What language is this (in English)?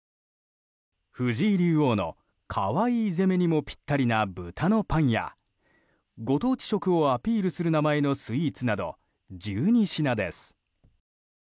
Japanese